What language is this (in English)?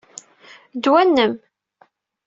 Kabyle